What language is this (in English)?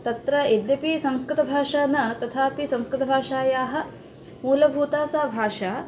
Sanskrit